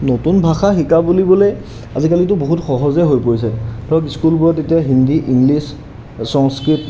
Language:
Assamese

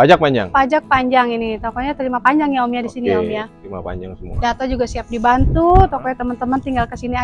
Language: Indonesian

